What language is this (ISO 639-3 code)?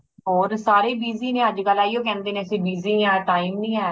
pan